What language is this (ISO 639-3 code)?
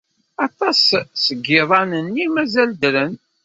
kab